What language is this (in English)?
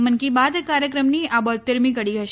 Gujarati